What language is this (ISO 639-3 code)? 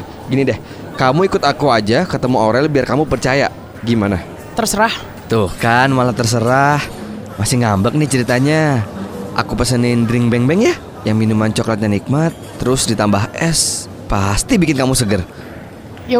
ind